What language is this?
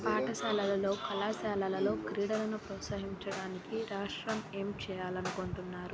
Telugu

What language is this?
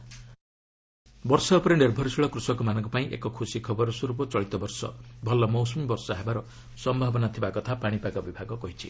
Odia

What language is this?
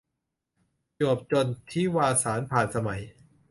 Thai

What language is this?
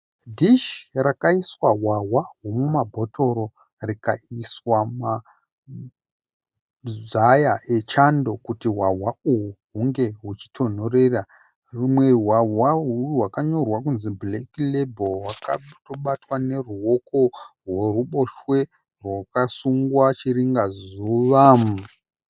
Shona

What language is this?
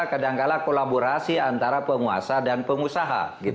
Indonesian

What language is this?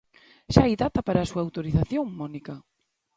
Galician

